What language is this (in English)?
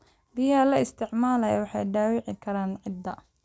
Somali